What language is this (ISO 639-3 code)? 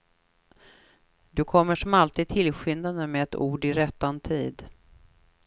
swe